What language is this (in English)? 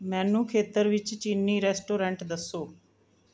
Punjabi